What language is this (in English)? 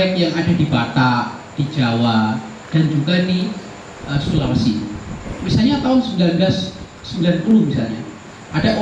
Indonesian